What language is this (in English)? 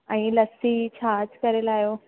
Sindhi